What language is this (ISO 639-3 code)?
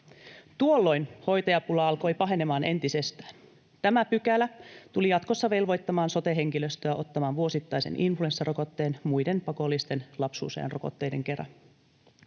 fin